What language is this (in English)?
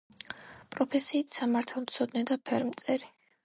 Georgian